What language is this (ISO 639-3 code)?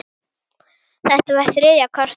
isl